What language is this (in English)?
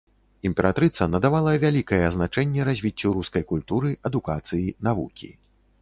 Belarusian